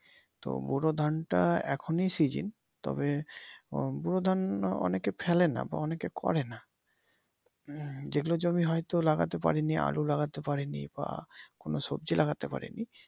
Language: Bangla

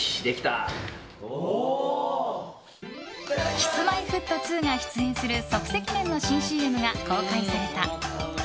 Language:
Japanese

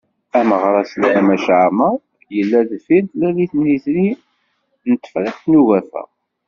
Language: Kabyle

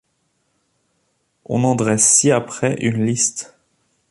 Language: French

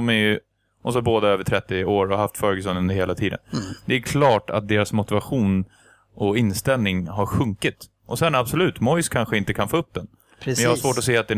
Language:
Swedish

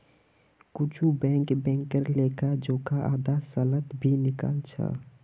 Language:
Magahi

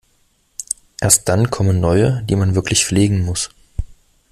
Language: German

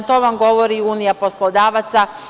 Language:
Serbian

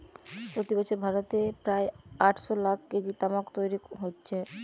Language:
Bangla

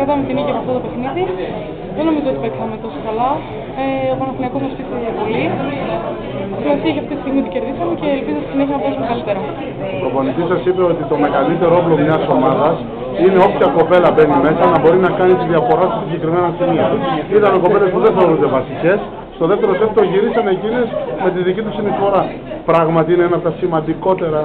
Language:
Greek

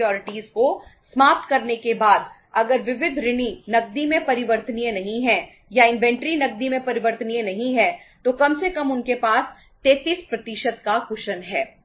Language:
Hindi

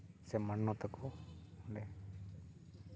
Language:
Santali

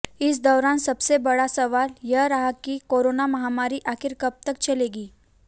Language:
Hindi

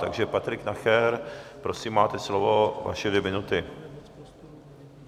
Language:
Czech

